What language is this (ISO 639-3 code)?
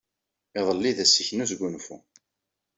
kab